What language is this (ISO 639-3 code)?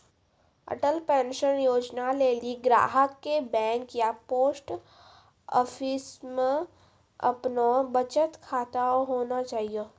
mai